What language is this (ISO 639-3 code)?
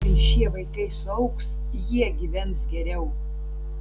lit